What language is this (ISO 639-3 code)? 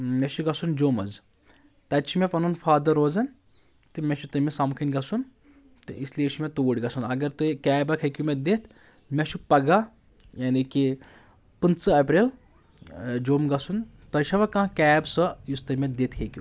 kas